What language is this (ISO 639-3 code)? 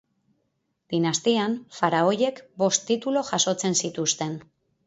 eus